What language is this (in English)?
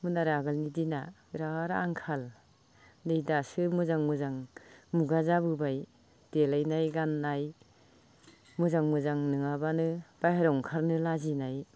Bodo